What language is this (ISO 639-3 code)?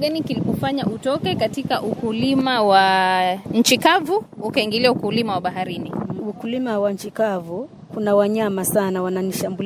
swa